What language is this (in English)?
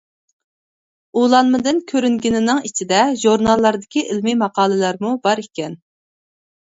Uyghur